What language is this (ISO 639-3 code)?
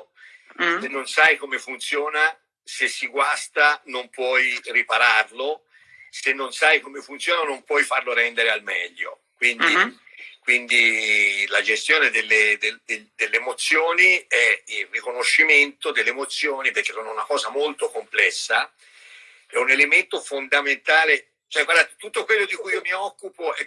ita